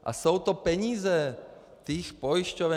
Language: Czech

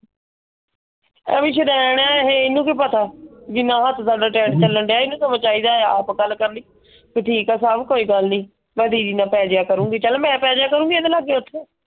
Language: Punjabi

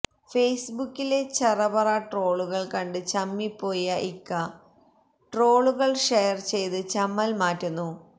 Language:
Malayalam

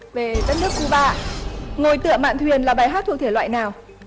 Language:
Vietnamese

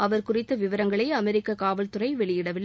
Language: Tamil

